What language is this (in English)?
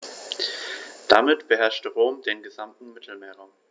German